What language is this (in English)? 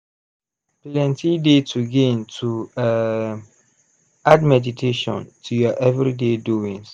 Nigerian Pidgin